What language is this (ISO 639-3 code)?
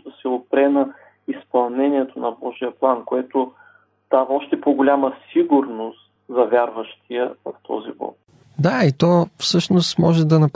bul